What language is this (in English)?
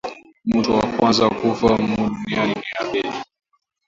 Swahili